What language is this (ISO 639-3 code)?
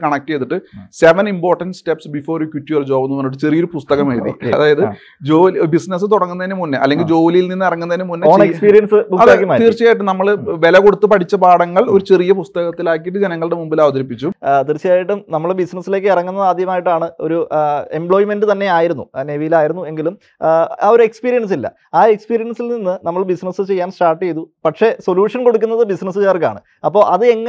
mal